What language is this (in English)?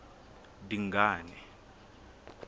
Southern Sotho